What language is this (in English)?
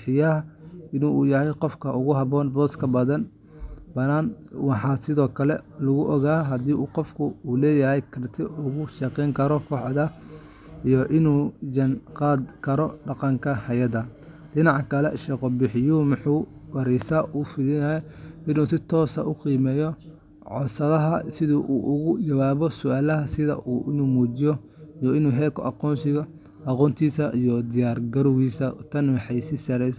Somali